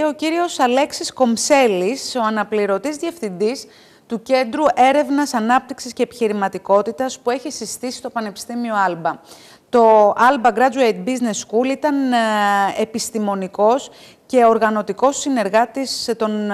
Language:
Greek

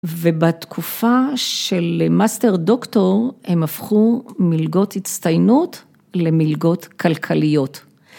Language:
Hebrew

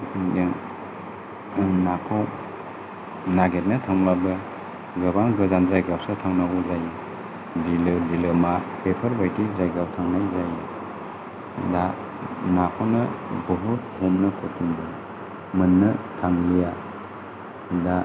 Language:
Bodo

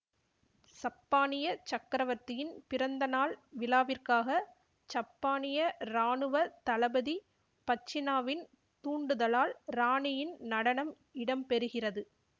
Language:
Tamil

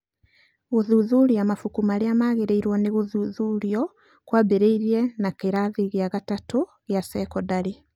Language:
Kikuyu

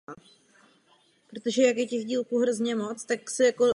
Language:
Czech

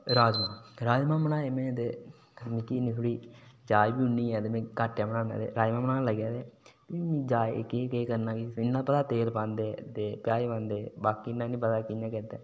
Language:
Dogri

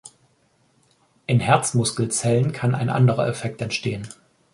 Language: German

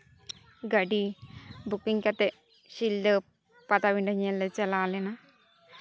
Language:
Santali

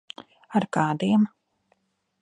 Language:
Latvian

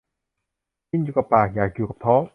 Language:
Thai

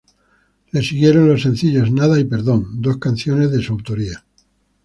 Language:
Spanish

